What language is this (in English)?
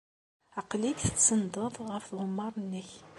Kabyle